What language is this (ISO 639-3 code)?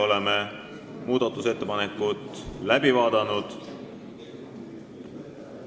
est